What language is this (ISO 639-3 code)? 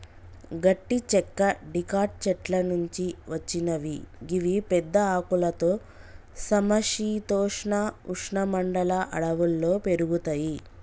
tel